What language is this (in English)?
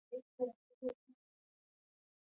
Pashto